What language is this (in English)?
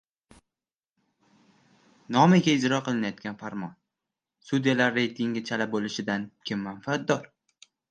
Uzbek